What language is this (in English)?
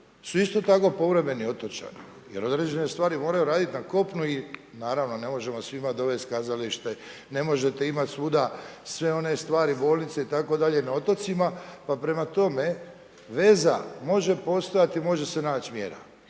Croatian